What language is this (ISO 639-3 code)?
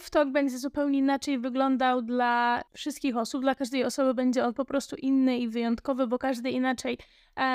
pol